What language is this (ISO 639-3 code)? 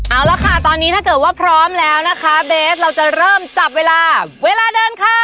tha